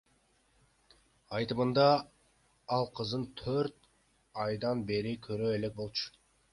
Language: Kyrgyz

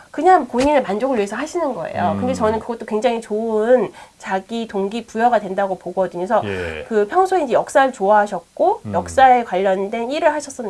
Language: Korean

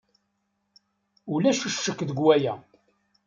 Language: Kabyle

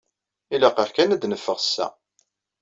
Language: Kabyle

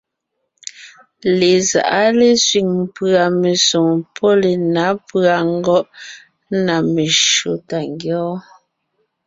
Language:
Ngiemboon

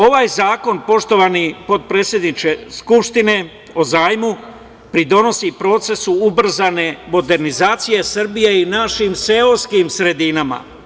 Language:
Serbian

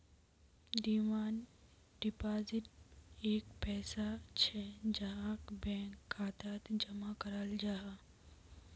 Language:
Magahi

